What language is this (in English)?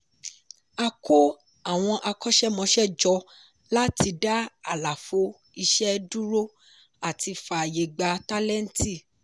Yoruba